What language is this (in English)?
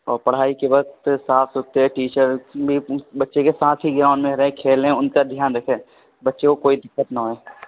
Urdu